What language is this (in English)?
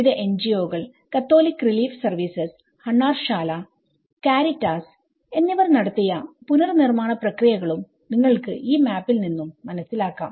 Malayalam